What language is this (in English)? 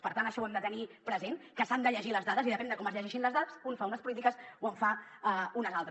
Catalan